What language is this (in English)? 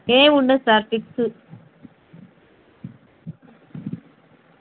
Telugu